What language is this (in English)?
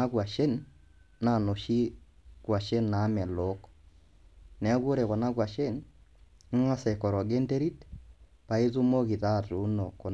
Masai